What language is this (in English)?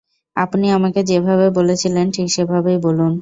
Bangla